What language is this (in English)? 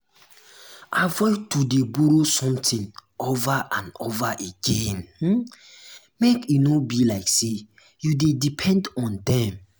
Nigerian Pidgin